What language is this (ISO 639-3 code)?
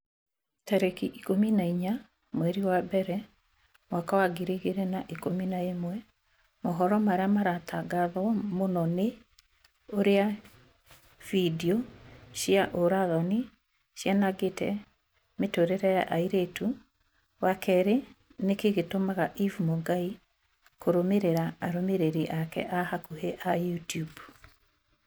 kik